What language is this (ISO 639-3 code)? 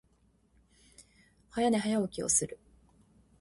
jpn